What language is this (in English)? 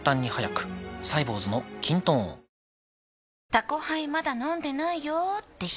Japanese